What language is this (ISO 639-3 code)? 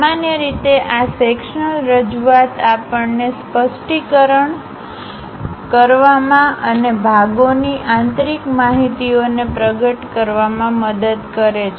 guj